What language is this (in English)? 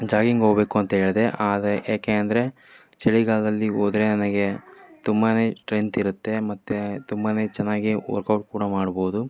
Kannada